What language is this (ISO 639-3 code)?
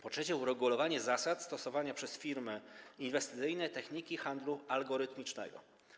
pol